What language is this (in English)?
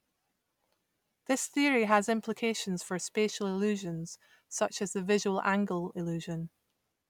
English